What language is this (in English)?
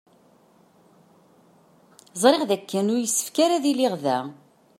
Kabyle